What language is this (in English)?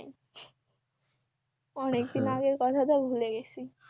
Bangla